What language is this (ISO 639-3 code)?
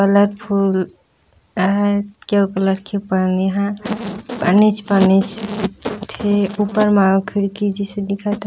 hne